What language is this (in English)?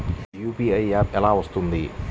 Telugu